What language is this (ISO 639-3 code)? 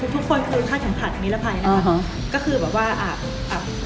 tha